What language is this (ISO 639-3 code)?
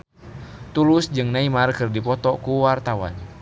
sun